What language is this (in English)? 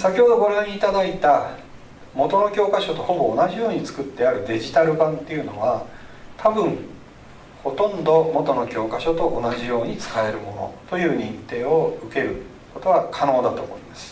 Japanese